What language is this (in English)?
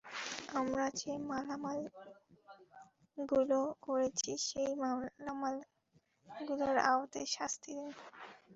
Bangla